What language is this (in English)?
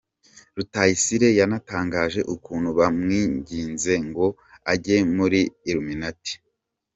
Kinyarwanda